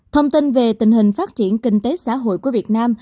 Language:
Vietnamese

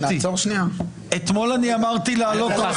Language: Hebrew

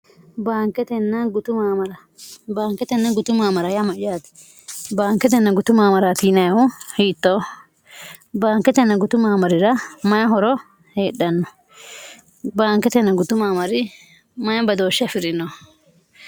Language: Sidamo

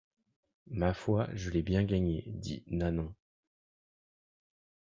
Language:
French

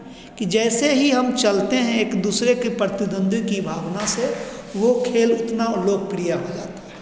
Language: Hindi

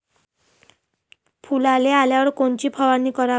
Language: Marathi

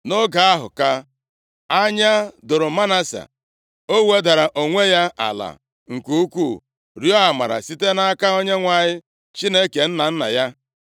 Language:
Igbo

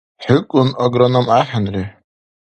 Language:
Dargwa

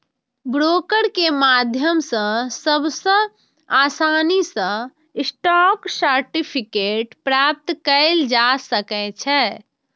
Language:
Maithili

